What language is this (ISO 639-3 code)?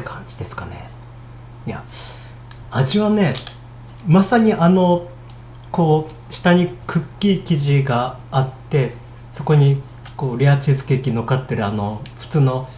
jpn